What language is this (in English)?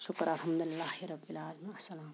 Kashmiri